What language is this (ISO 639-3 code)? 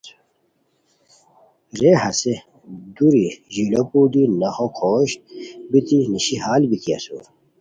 khw